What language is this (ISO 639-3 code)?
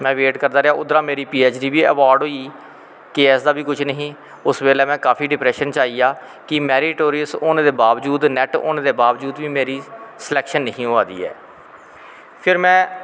doi